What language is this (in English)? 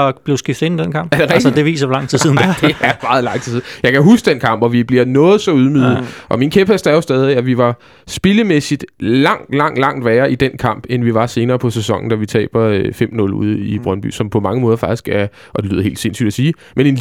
Danish